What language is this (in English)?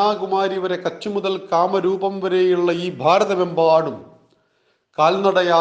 Malayalam